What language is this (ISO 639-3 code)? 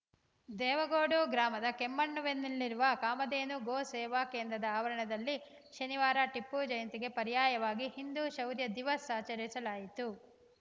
kan